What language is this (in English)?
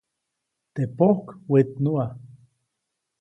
Copainalá Zoque